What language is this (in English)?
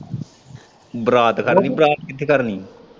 Punjabi